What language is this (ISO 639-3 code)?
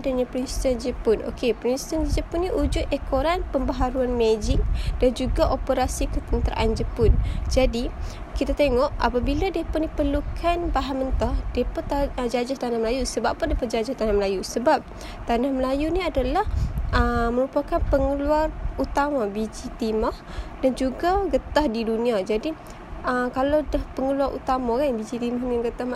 msa